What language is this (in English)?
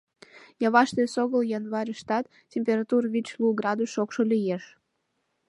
Mari